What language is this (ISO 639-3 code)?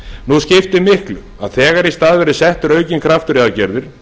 isl